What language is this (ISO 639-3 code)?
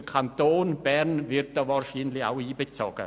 gsw